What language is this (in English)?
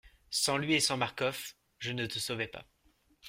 French